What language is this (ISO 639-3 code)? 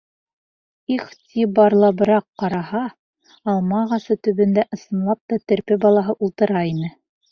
bak